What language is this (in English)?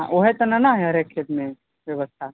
Maithili